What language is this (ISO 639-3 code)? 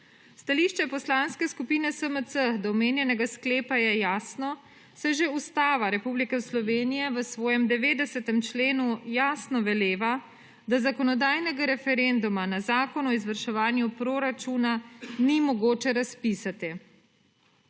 slv